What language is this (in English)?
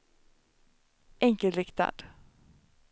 Swedish